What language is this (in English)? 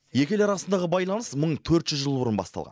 Kazakh